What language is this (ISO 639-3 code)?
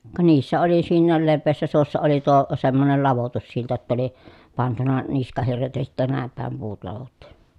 fin